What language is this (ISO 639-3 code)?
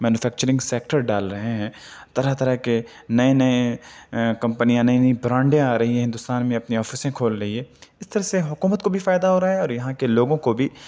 urd